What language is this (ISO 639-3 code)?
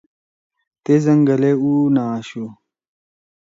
trw